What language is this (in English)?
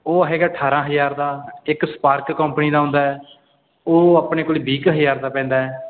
Punjabi